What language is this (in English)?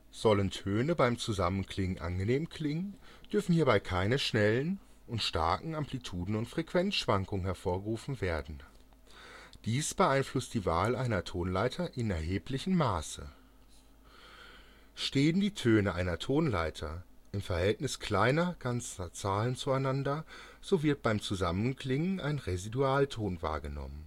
German